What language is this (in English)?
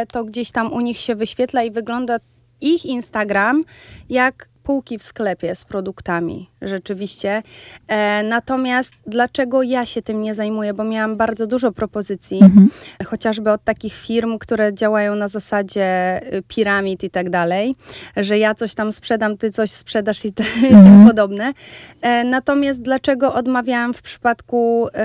Polish